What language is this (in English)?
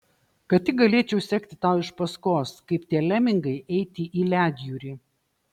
Lithuanian